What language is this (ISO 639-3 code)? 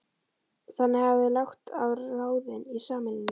isl